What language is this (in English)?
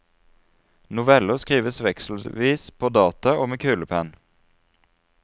Norwegian